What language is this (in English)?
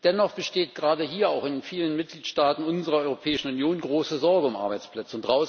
German